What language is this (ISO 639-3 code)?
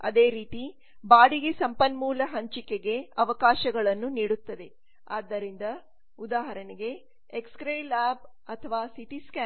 kan